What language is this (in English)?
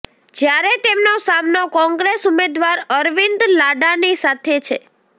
Gujarati